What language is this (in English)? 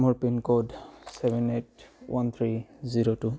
Assamese